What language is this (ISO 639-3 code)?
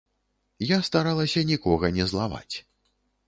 bel